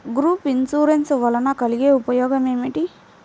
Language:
Telugu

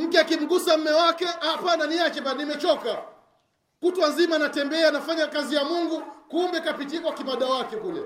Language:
Swahili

